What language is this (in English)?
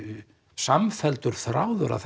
Icelandic